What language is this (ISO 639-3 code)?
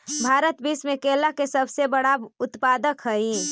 mag